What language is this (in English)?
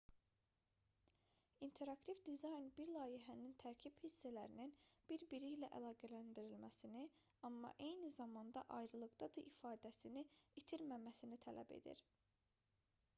Azerbaijani